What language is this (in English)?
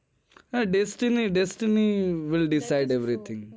Gujarati